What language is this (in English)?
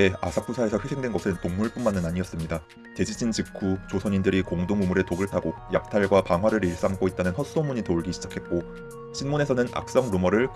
Korean